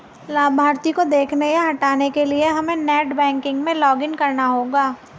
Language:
Hindi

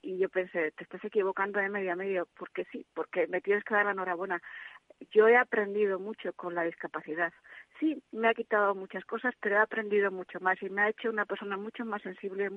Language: Spanish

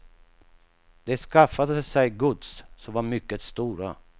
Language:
Swedish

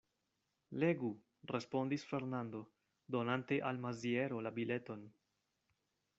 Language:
Esperanto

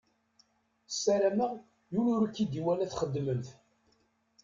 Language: Kabyle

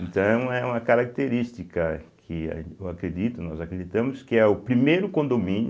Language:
Portuguese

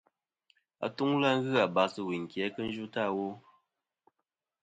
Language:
Kom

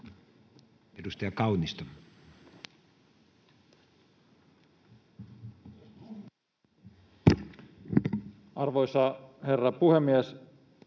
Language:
Finnish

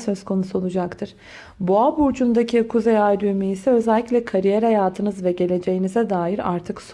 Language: Turkish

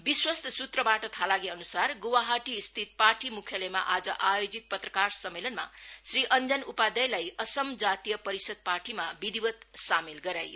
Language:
Nepali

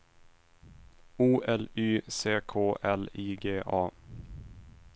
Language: Swedish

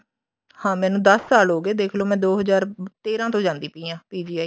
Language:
Punjabi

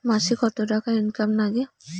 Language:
Bangla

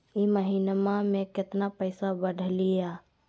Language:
Magahi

